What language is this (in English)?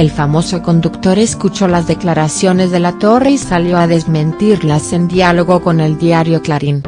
Spanish